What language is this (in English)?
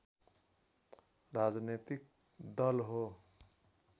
Nepali